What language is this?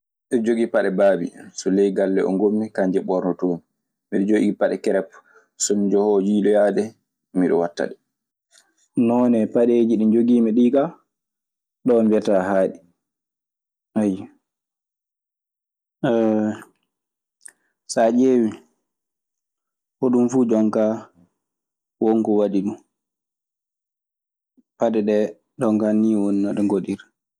Maasina Fulfulde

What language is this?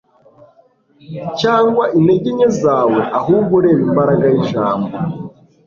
Kinyarwanda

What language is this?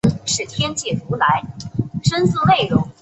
Chinese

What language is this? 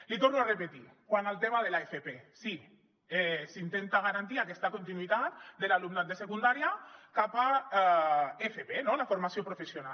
Catalan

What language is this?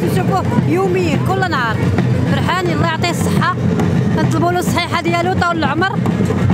Arabic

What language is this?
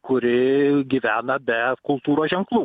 Lithuanian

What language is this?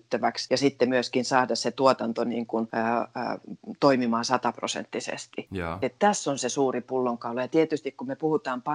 Finnish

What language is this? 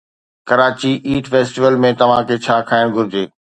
Sindhi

